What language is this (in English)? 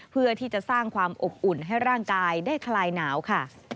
Thai